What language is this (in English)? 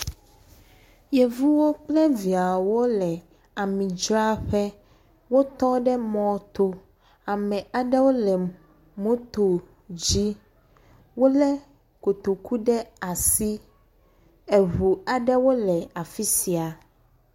Ewe